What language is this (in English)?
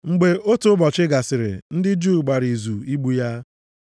Igbo